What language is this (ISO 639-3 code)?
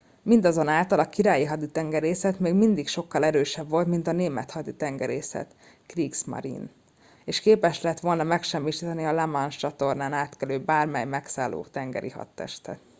hun